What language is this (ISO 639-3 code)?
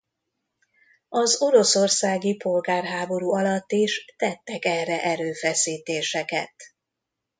hun